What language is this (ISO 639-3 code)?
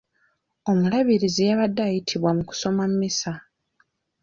lug